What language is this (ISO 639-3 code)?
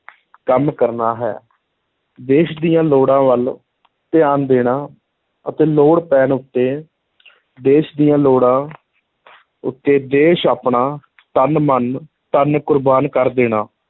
pan